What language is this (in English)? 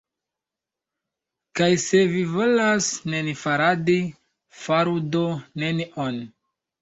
Esperanto